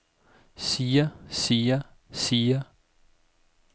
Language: Danish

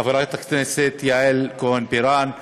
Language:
Hebrew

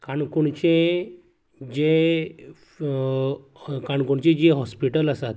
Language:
Konkani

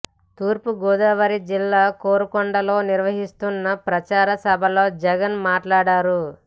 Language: Telugu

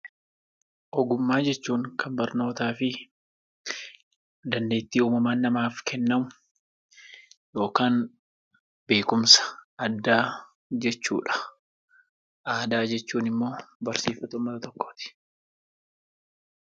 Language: Oromo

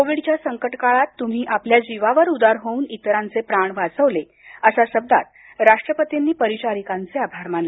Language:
Marathi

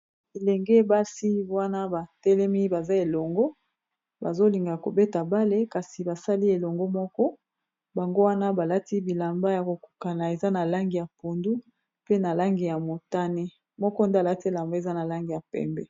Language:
Lingala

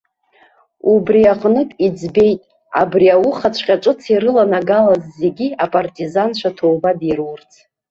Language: Abkhazian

